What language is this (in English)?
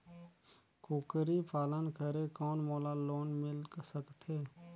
Chhattisgarhi